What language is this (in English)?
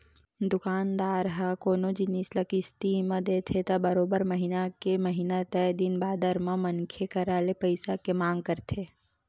Chhattisgarhi